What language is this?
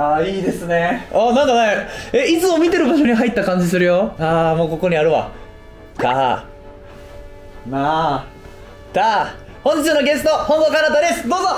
Japanese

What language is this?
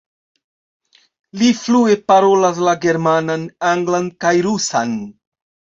Esperanto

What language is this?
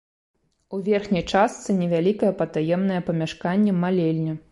Belarusian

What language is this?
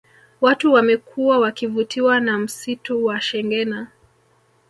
Swahili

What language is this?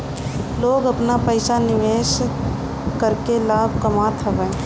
Bhojpuri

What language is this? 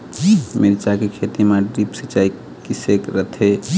Chhattisgarhi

